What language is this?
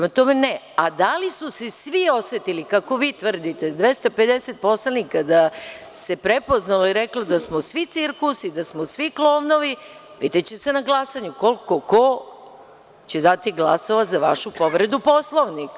Serbian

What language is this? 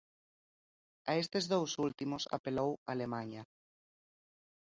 Galician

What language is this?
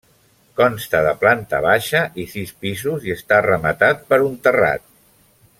Catalan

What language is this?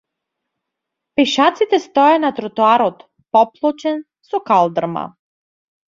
Macedonian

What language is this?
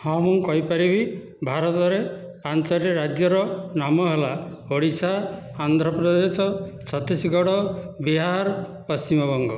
Odia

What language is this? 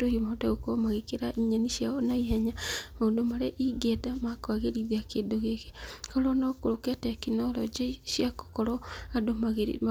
Kikuyu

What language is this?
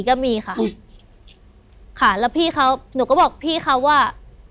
Thai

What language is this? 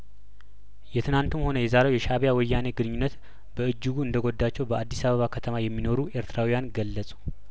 Amharic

